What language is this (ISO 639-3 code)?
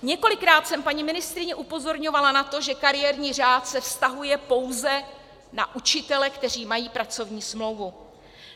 ces